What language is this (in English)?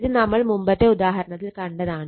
Malayalam